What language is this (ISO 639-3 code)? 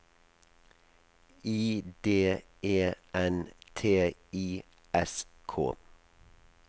nor